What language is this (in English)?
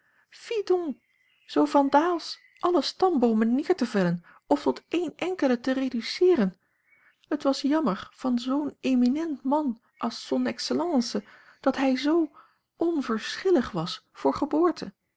Dutch